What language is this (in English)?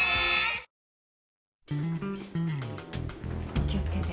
Japanese